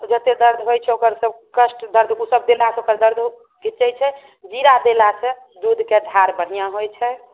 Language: Maithili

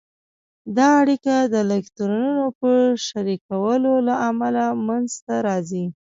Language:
Pashto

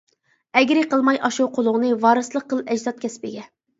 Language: Uyghur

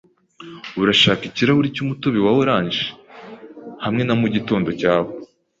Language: Kinyarwanda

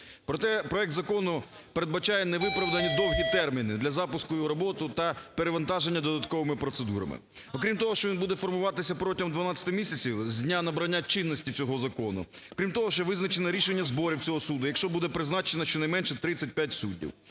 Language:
Ukrainian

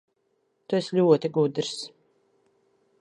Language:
Latvian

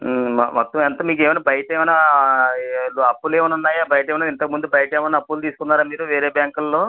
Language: Telugu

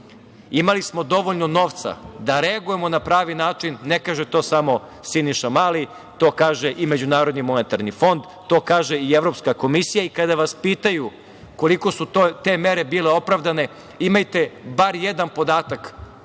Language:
Serbian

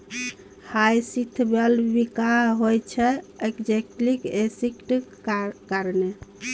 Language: Maithili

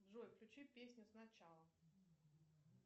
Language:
Russian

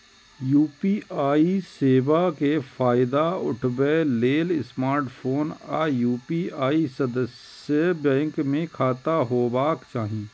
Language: Maithili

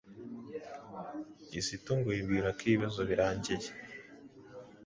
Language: Kinyarwanda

